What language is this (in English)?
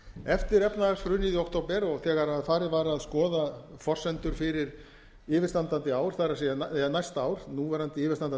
Icelandic